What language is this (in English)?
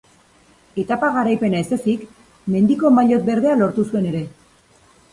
Basque